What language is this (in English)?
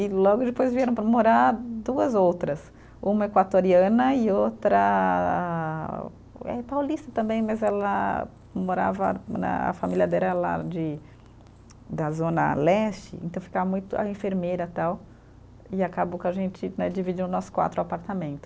Portuguese